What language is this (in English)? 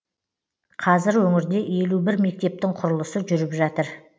Kazakh